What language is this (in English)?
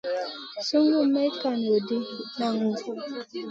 Masana